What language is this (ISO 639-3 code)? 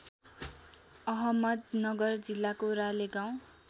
nep